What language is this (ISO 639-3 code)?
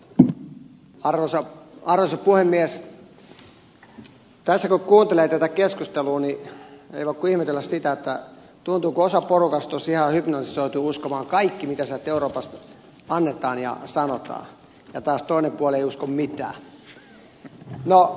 fin